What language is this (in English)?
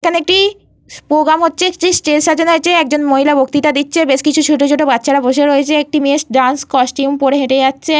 Bangla